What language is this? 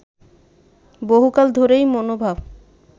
Bangla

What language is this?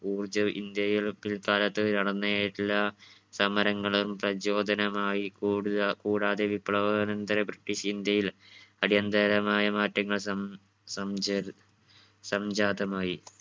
Malayalam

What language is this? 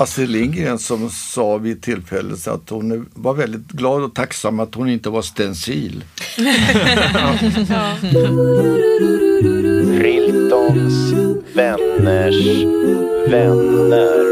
Swedish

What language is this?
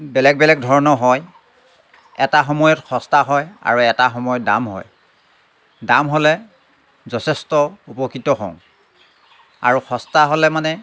Assamese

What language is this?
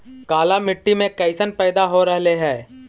Magahi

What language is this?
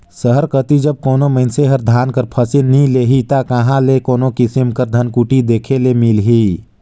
Chhattisgarhi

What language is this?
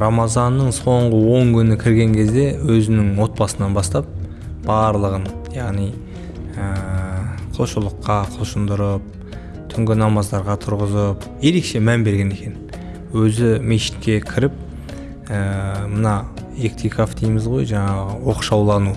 Turkish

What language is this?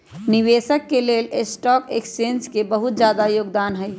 Magahi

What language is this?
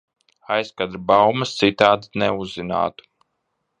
Latvian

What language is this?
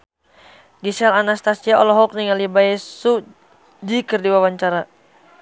Sundanese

